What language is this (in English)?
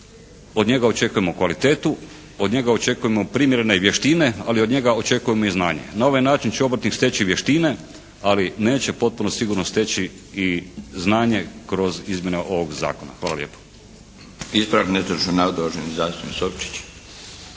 Croatian